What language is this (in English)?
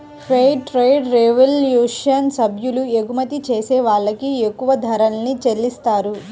Telugu